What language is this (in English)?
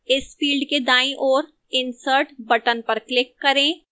Hindi